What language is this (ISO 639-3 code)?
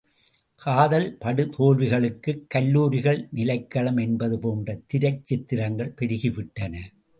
tam